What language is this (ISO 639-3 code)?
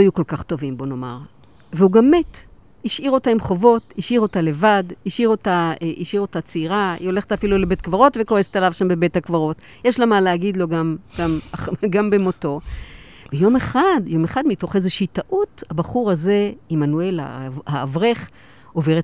heb